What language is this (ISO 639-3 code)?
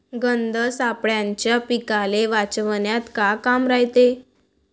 mar